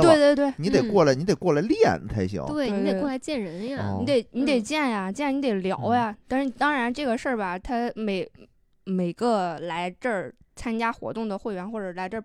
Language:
Chinese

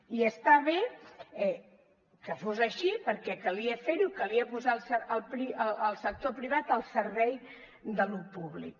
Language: Catalan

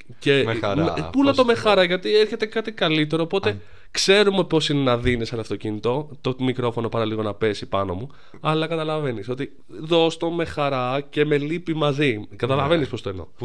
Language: Greek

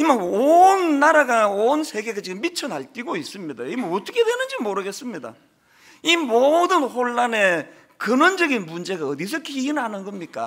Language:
Korean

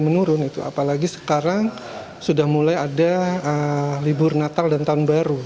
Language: Indonesian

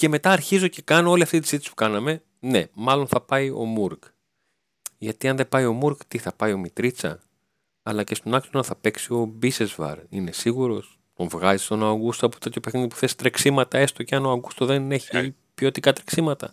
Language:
Greek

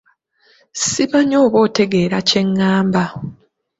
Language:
Ganda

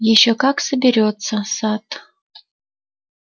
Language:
Russian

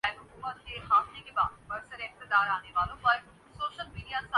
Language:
Urdu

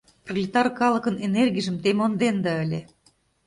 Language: Mari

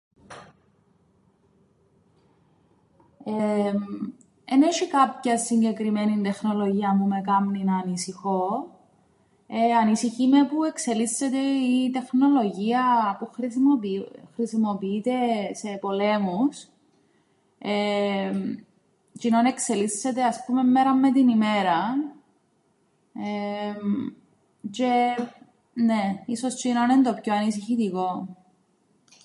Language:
Greek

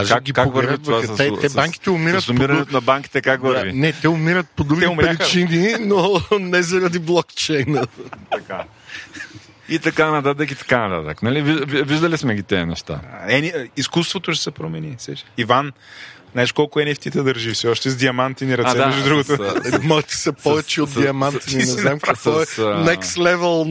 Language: Bulgarian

